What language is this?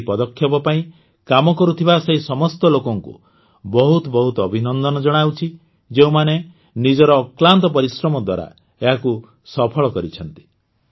Odia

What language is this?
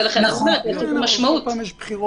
Hebrew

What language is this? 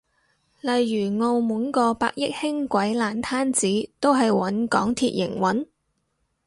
Cantonese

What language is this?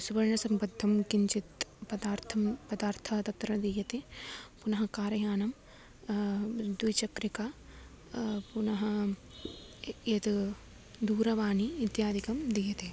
Sanskrit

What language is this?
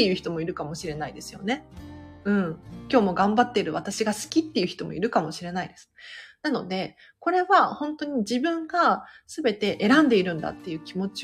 Japanese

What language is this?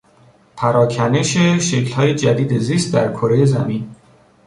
Persian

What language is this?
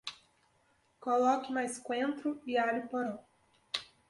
Portuguese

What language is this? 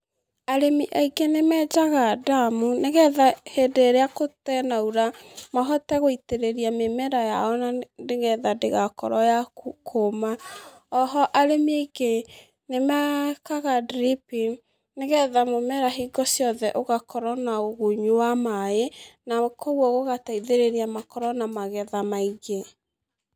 Kikuyu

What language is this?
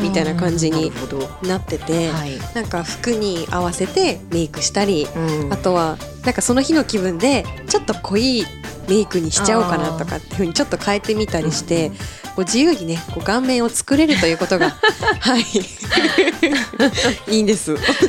Japanese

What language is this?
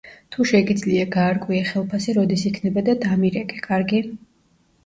Georgian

